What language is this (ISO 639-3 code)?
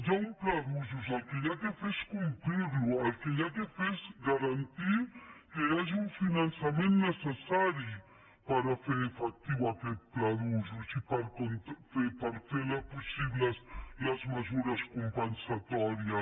cat